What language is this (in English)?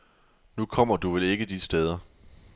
Danish